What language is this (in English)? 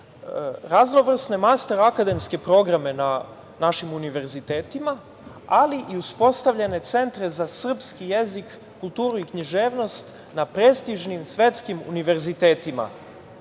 Serbian